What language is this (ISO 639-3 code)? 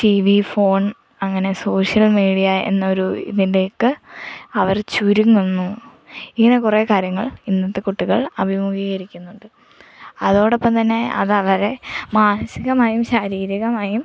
mal